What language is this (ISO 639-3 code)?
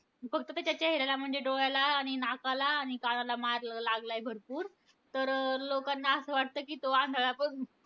mar